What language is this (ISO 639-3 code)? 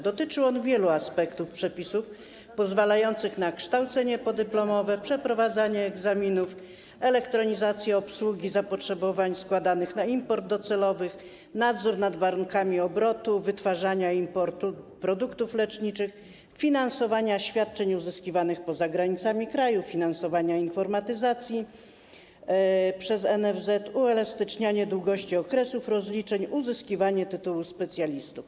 pol